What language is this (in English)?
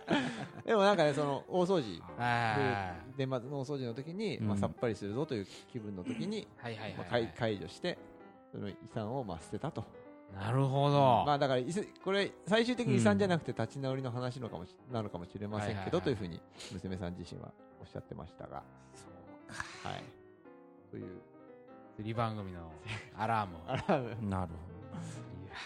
Japanese